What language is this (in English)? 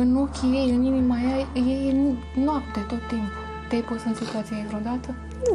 Romanian